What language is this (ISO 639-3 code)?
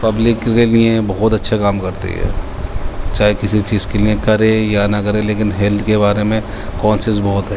urd